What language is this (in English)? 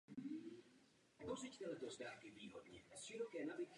Czech